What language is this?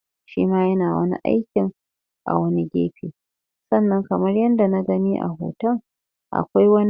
Hausa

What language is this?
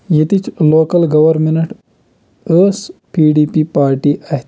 Kashmiri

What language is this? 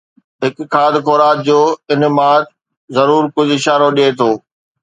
Sindhi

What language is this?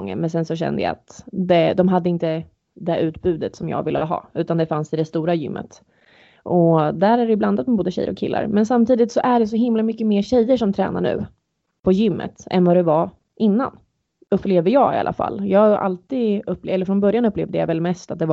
Swedish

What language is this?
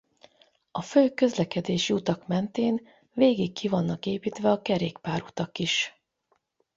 Hungarian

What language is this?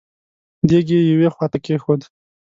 Pashto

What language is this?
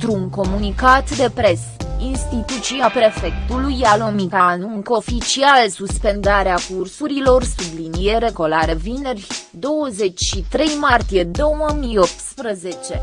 Romanian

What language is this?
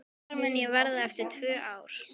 Icelandic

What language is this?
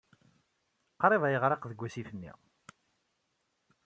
Kabyle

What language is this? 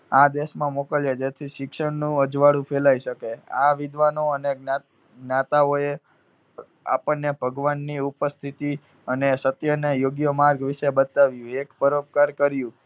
Gujarati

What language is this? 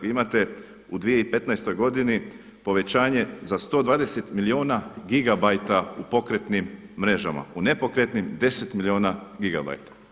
Croatian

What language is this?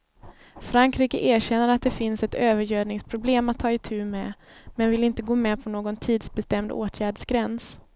Swedish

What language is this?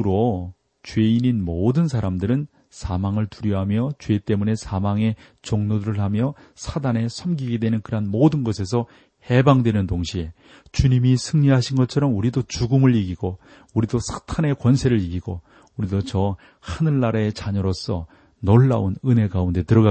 Korean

